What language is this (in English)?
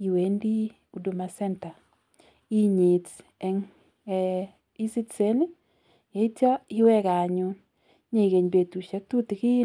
Kalenjin